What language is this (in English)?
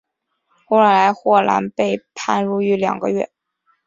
Chinese